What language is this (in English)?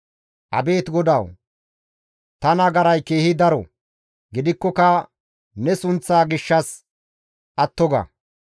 Gamo